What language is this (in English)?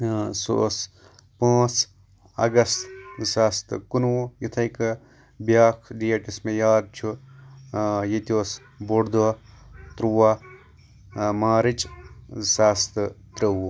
Kashmiri